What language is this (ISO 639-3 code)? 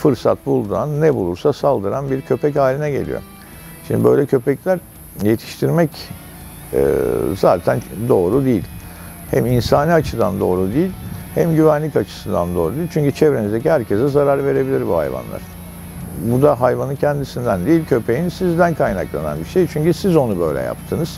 tur